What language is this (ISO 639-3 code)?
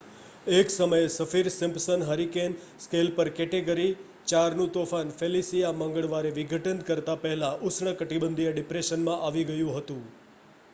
guj